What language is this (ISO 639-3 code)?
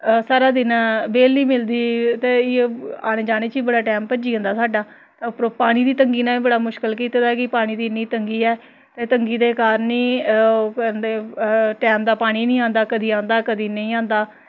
doi